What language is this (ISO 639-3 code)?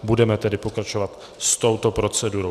ces